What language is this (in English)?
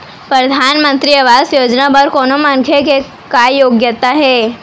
Chhattisgarhi